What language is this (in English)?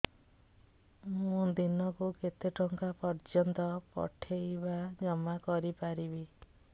Odia